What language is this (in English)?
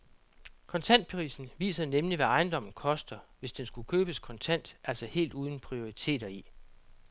Danish